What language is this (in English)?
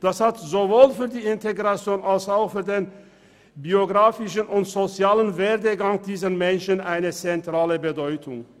Swiss German